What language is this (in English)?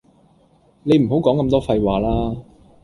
Cantonese